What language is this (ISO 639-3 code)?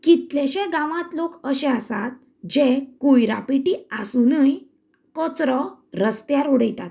kok